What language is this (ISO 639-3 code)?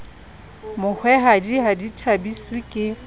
sot